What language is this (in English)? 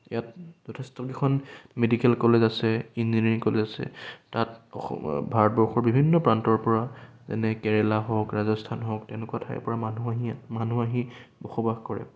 Assamese